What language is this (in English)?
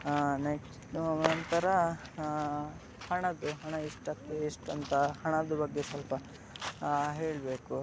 Kannada